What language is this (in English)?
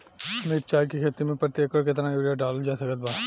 Bhojpuri